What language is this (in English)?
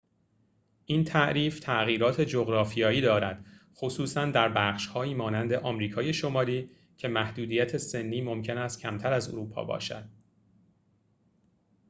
Persian